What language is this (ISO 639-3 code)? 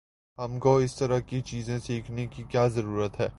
urd